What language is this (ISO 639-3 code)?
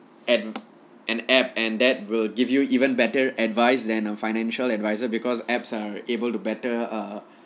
eng